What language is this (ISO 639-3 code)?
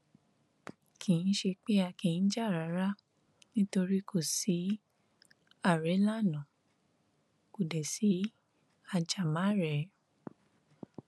yor